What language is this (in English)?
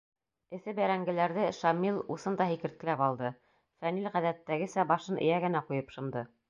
Bashkir